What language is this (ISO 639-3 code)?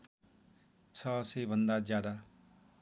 nep